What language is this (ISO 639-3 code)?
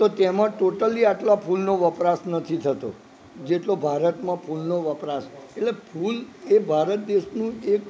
guj